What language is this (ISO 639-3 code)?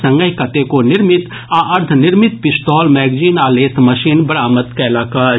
mai